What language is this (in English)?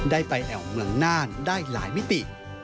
Thai